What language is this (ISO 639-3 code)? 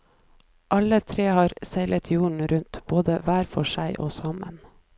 nor